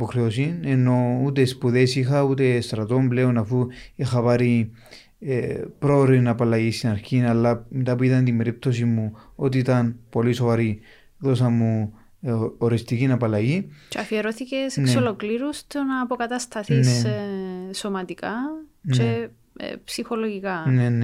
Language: Greek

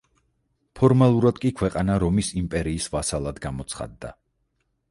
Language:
Georgian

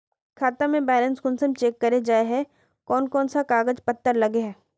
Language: Magahi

